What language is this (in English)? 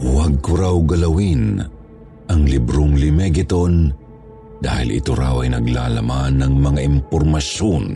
Filipino